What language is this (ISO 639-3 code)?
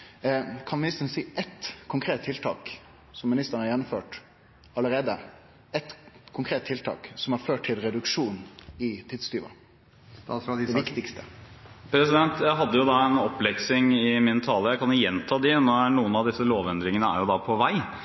nor